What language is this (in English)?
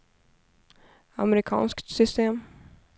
Swedish